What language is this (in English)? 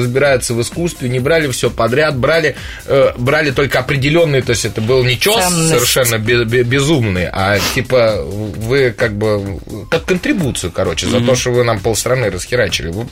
Russian